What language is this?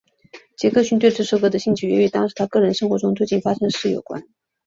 Chinese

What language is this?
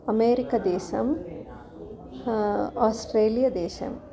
Sanskrit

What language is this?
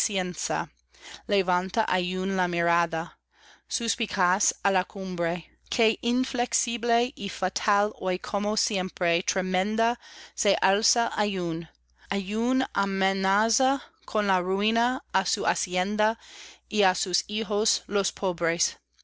Spanish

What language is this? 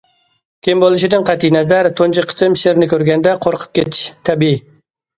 Uyghur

